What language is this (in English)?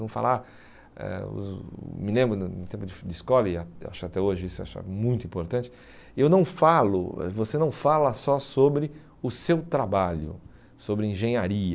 Portuguese